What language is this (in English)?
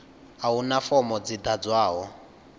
Venda